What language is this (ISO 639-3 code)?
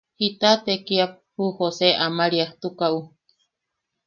yaq